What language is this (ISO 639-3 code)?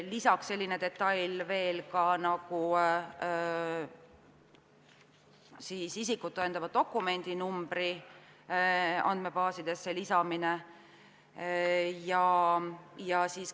est